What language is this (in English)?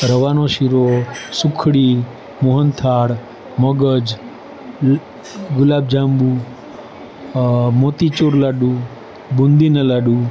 Gujarati